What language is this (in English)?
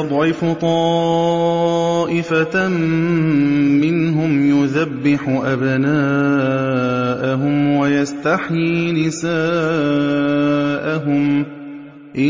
Arabic